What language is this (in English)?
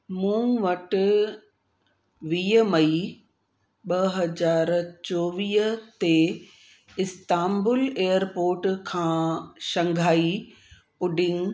Sindhi